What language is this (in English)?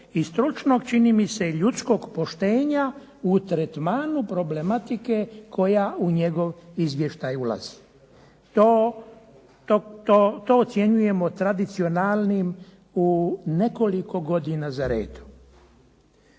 Croatian